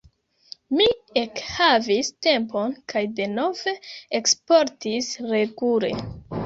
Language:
Esperanto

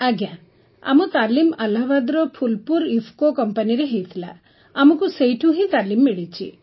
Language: Odia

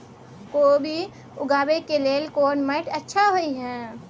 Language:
Maithili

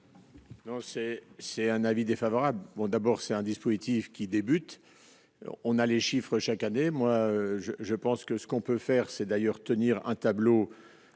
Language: French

